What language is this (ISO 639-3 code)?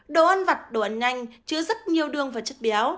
vie